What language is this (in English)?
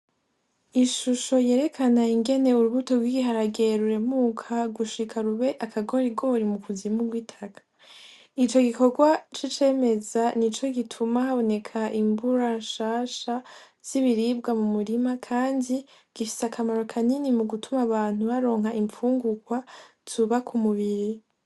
Rundi